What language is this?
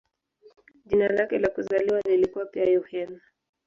Swahili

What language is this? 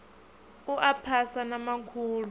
Venda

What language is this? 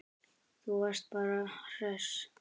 Icelandic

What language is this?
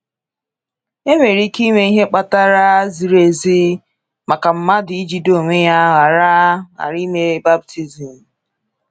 Igbo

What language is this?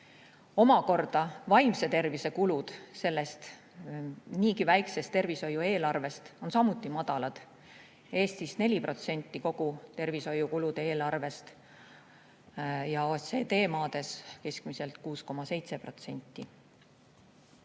Estonian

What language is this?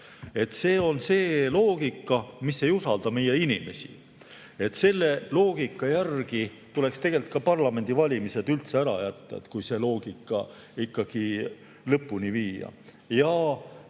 Estonian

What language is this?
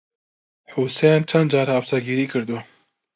Central Kurdish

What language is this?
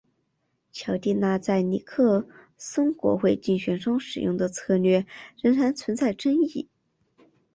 Chinese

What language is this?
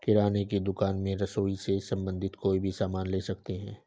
Hindi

